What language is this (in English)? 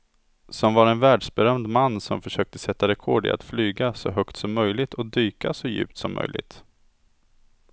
Swedish